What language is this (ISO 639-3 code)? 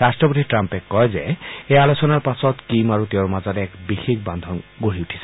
asm